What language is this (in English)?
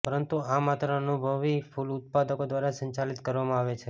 Gujarati